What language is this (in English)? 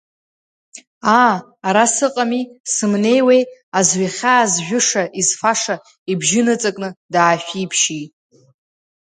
Abkhazian